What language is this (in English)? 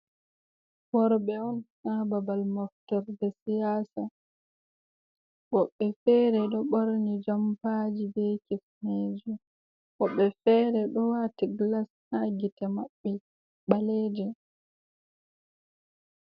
Fula